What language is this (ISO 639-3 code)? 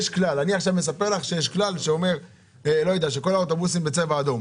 heb